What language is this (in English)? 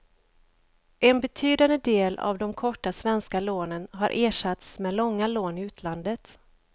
Swedish